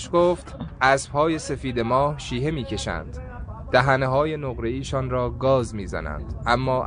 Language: Persian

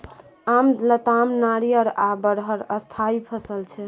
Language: Maithili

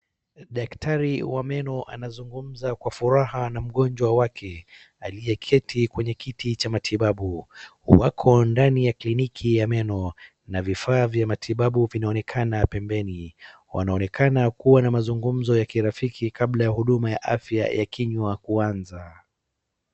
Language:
Swahili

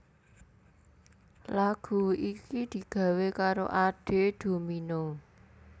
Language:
Javanese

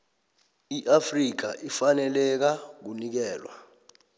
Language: South Ndebele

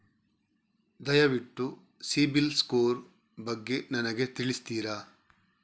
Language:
Kannada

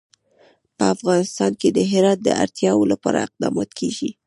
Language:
Pashto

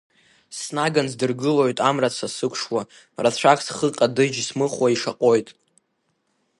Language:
Abkhazian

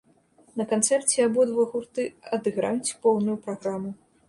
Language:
Belarusian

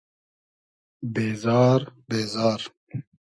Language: Hazaragi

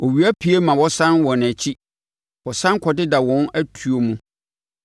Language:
Akan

